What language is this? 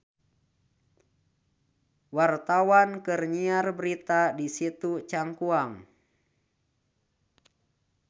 Sundanese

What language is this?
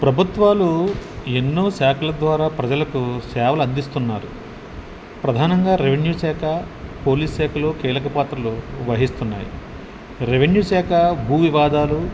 Telugu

